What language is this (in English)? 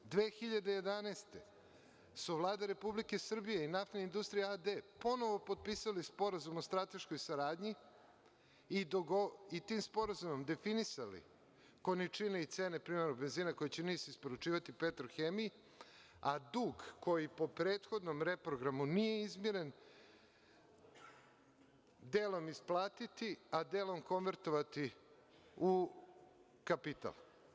Serbian